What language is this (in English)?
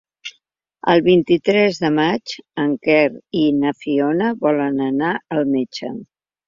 Catalan